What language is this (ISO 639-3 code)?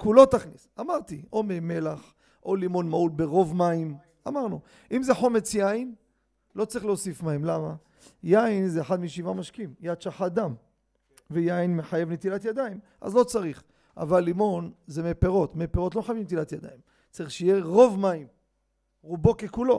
heb